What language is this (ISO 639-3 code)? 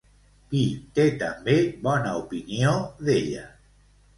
cat